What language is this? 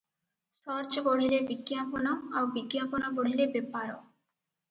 Odia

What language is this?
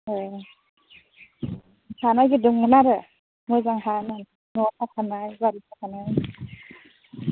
Bodo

